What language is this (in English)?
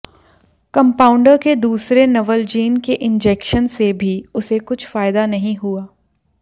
Hindi